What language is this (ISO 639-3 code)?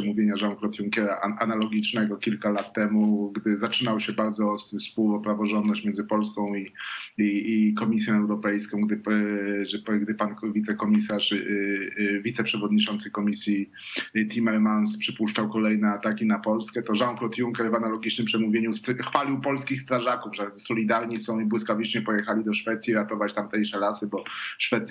pol